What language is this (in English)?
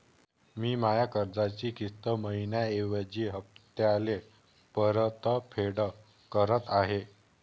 Marathi